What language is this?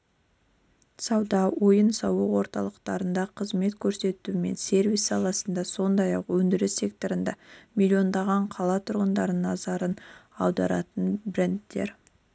Kazakh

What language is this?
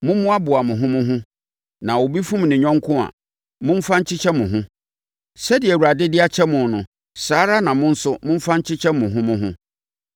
Akan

